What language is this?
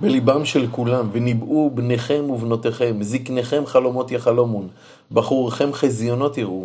Hebrew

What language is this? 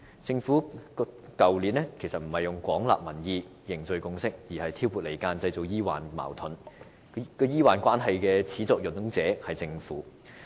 Cantonese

